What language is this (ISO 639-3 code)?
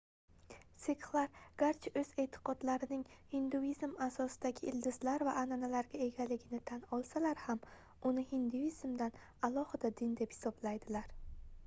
uzb